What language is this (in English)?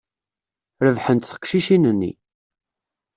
Kabyle